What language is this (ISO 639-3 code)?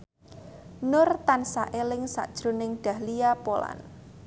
jav